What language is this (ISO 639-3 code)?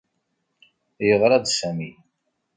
kab